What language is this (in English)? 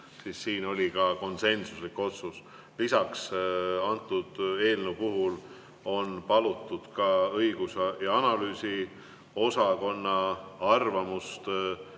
Estonian